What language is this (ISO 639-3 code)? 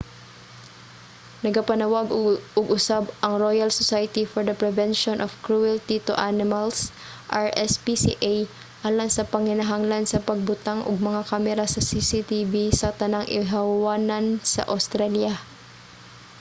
ceb